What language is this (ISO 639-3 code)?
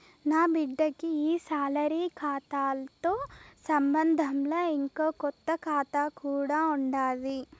tel